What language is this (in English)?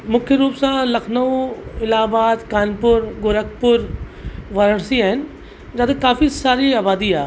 Sindhi